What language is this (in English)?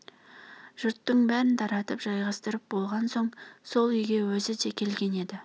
Kazakh